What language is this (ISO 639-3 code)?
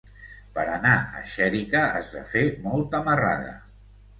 cat